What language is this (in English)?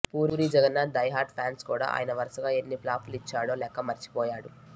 Telugu